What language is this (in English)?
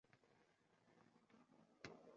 Uzbek